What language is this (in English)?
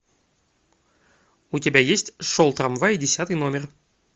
Russian